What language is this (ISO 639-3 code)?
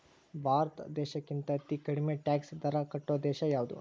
kan